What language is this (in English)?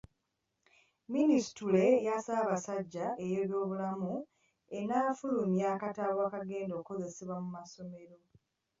Ganda